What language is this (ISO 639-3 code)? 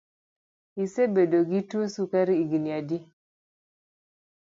luo